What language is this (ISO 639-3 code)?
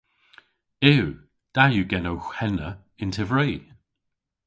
cor